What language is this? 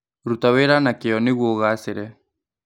Kikuyu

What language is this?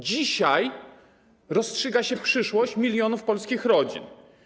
Polish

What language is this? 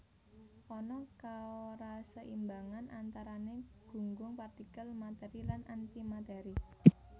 Javanese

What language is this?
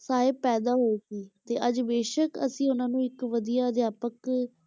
Punjabi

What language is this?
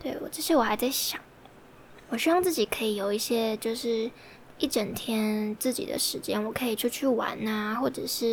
Chinese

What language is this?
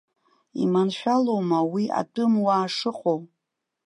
Abkhazian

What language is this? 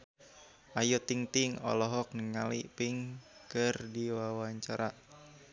Sundanese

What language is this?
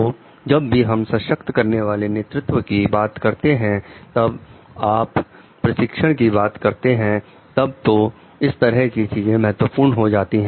Hindi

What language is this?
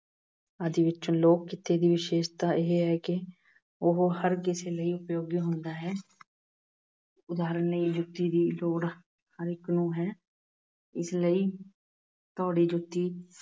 Punjabi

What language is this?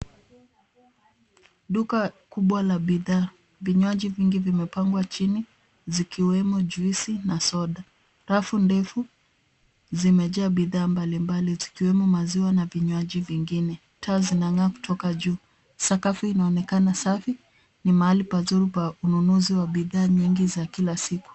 Swahili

